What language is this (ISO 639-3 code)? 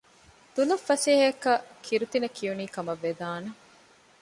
div